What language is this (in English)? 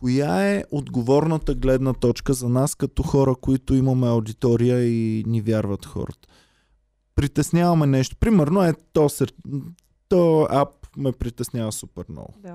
Bulgarian